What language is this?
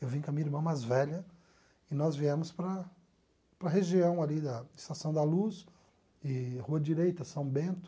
Portuguese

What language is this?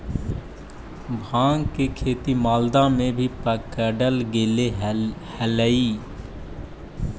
Magahi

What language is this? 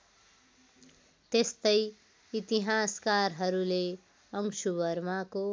Nepali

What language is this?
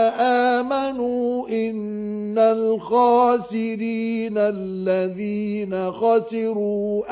Arabic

